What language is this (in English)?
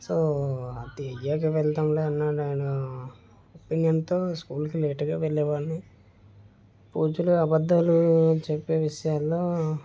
Telugu